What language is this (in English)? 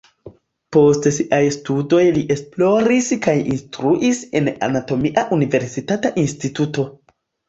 Esperanto